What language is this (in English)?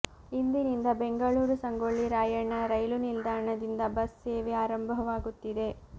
Kannada